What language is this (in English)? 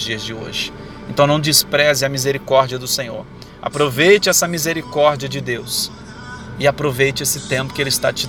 Portuguese